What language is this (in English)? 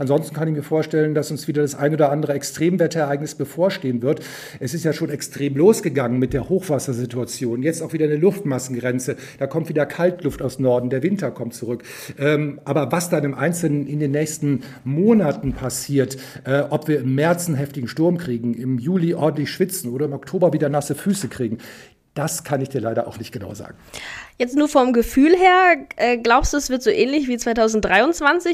German